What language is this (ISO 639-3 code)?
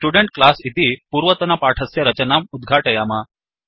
san